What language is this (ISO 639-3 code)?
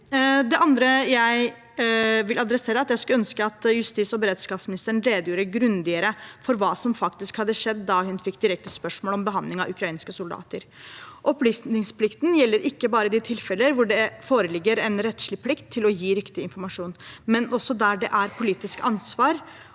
nor